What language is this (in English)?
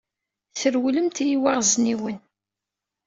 Kabyle